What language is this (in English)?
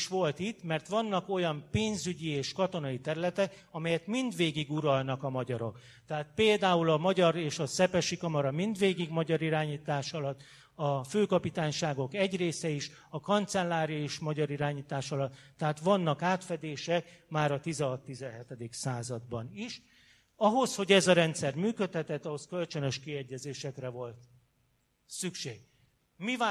Hungarian